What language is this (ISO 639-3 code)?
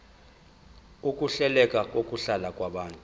zul